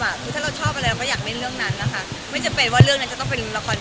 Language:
Thai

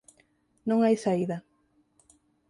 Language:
Galician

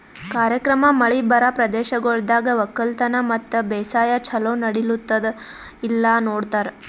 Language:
Kannada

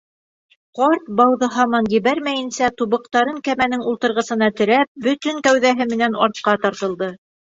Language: Bashkir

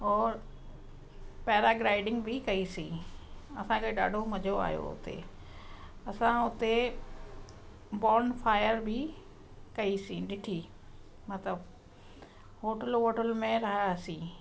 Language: Sindhi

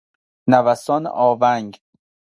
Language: Persian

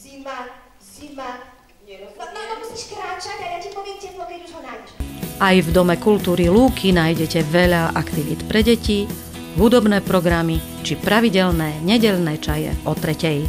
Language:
Slovak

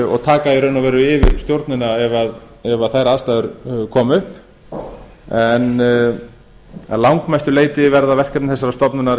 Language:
Icelandic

